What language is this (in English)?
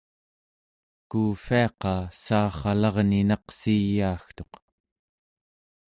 Central Yupik